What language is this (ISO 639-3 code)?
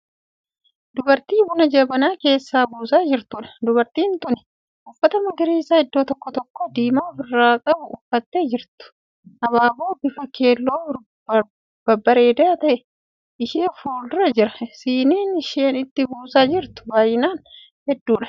orm